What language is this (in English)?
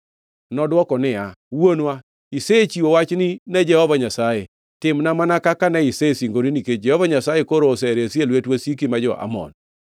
Luo (Kenya and Tanzania)